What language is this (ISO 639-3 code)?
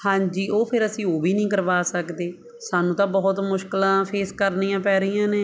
pan